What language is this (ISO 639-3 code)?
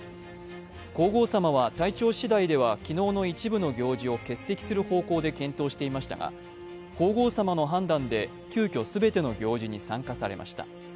jpn